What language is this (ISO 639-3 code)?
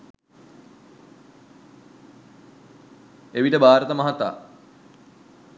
sin